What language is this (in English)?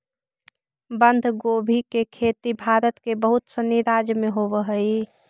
Magahi